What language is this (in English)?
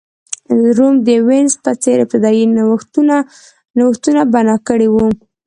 Pashto